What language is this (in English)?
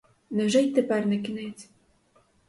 Ukrainian